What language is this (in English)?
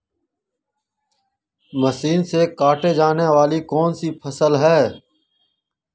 Magahi